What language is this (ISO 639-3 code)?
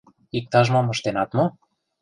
chm